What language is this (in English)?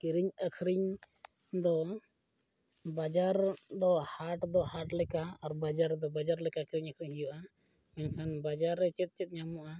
Santali